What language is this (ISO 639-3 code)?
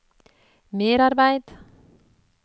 nor